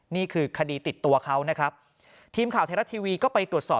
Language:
Thai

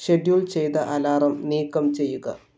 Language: Malayalam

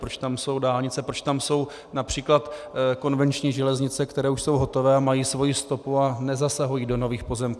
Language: Czech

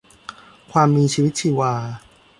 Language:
Thai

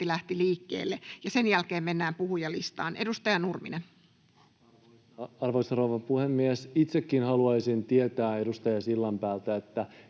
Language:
Finnish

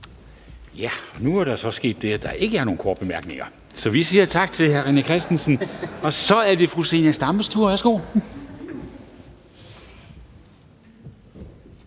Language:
Danish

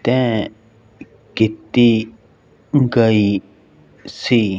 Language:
Punjabi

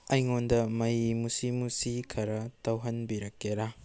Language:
Manipuri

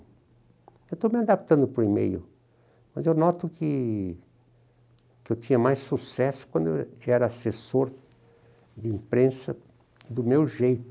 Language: Portuguese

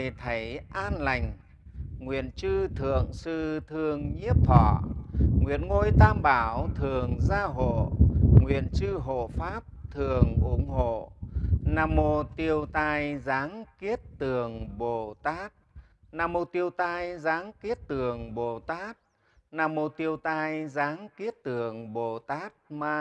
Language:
Vietnamese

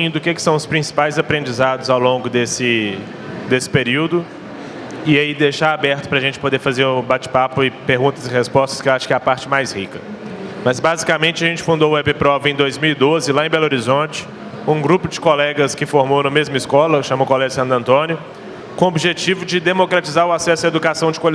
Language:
Portuguese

